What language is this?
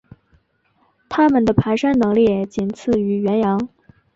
Chinese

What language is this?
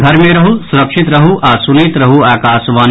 Maithili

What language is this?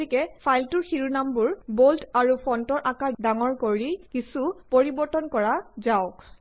Assamese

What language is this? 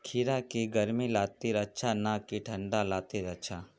Magahi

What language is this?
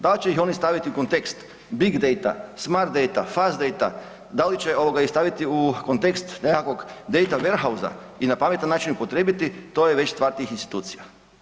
Croatian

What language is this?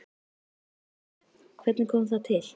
Icelandic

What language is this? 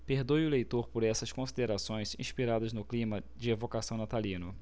Portuguese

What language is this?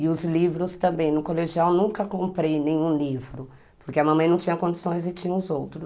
Portuguese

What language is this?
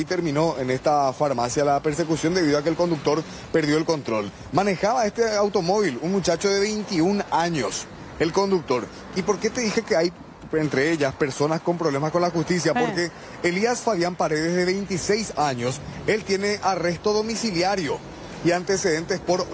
Spanish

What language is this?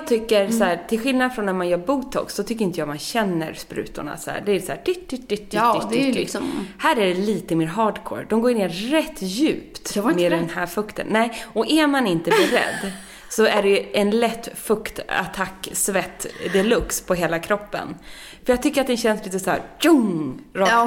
Swedish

